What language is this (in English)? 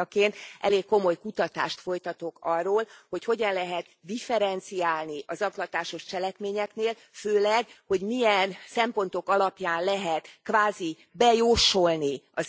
Hungarian